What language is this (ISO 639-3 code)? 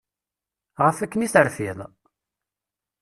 kab